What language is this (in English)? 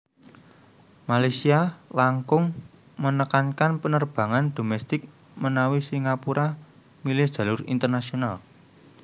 Javanese